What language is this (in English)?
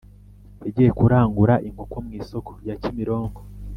Kinyarwanda